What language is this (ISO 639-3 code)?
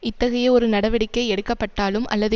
tam